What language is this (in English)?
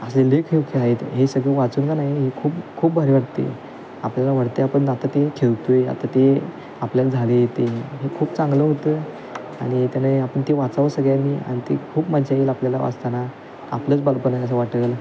Marathi